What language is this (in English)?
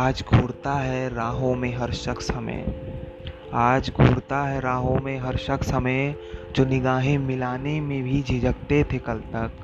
Hindi